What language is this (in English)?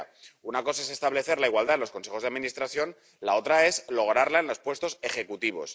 Spanish